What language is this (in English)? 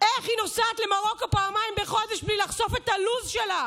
Hebrew